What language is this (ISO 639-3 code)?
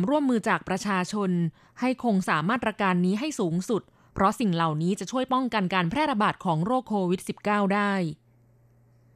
tha